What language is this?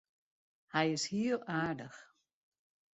Western Frisian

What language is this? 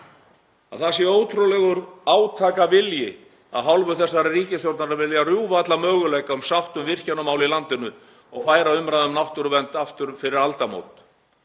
Icelandic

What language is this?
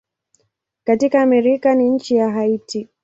Swahili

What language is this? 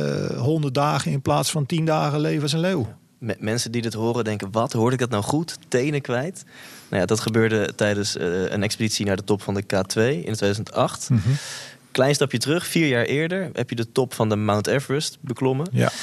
Dutch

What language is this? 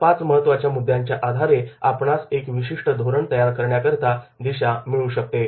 Marathi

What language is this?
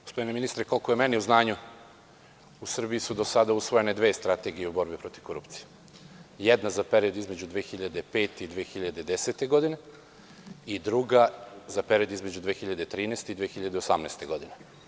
Serbian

